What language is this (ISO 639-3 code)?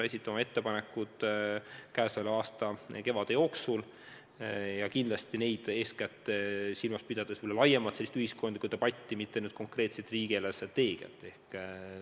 est